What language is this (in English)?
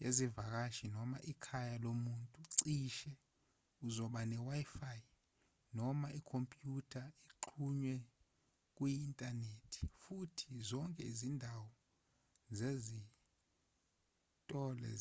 Zulu